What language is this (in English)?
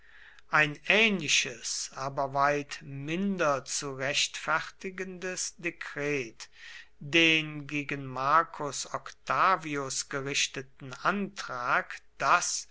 German